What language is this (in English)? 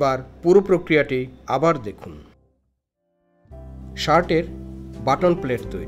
Italian